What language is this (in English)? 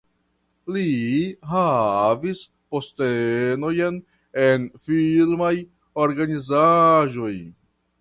Esperanto